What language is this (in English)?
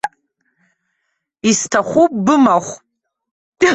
Abkhazian